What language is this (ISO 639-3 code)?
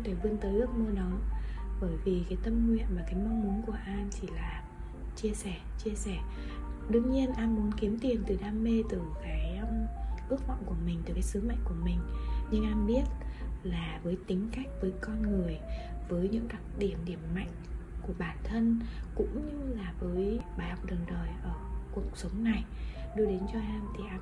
vie